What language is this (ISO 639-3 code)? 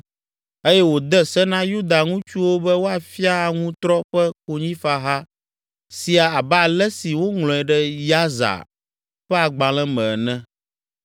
ewe